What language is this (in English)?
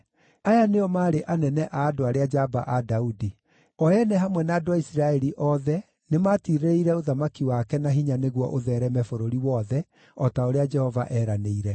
Kikuyu